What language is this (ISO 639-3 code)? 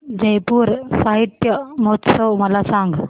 mar